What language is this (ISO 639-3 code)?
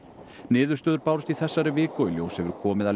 isl